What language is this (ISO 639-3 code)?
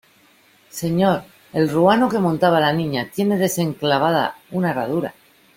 spa